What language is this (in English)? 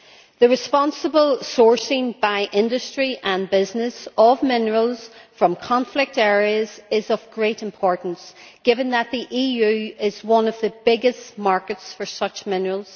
English